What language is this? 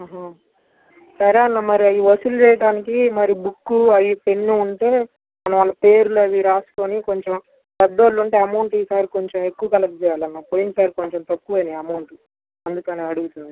Telugu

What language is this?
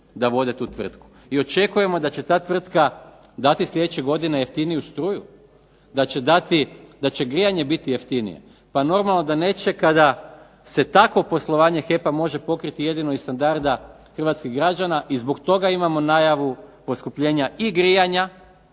Croatian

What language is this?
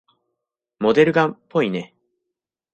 Japanese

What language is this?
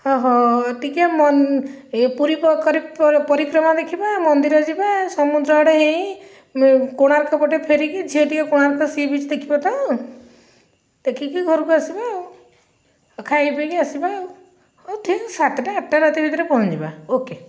Odia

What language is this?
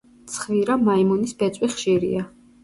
Georgian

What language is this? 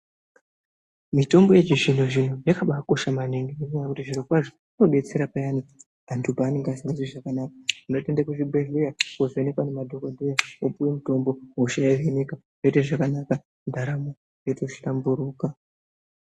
Ndau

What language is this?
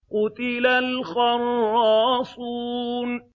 Arabic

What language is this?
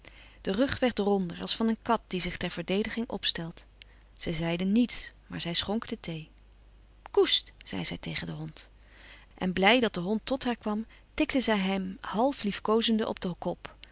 Dutch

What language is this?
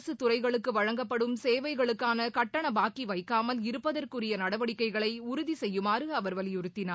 Tamil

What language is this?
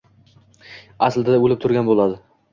Uzbek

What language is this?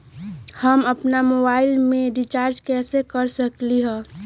Magahi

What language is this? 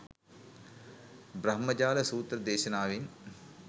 Sinhala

